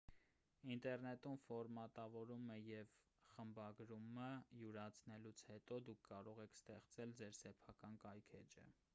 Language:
Armenian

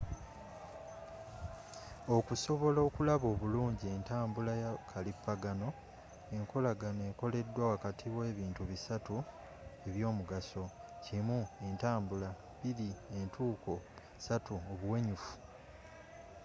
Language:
Ganda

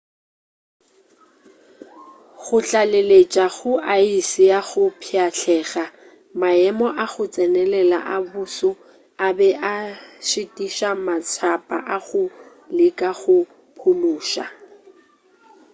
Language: Northern Sotho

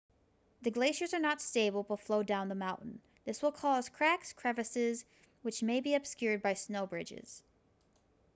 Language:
English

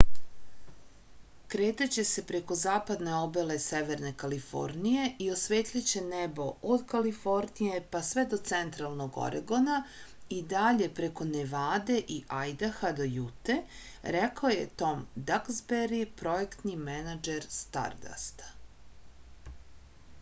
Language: Serbian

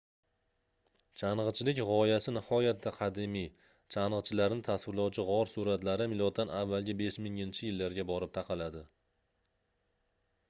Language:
Uzbek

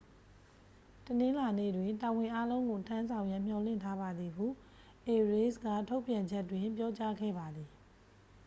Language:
Burmese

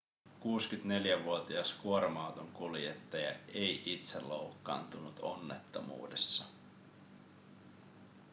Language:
Finnish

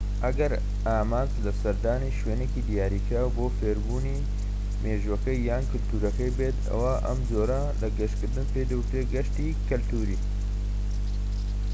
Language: Central Kurdish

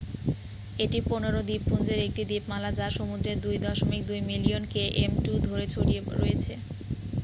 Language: Bangla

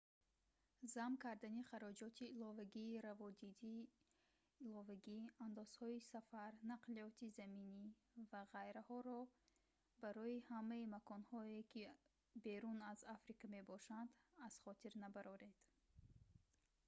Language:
Tajik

